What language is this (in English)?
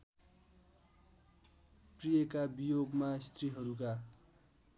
Nepali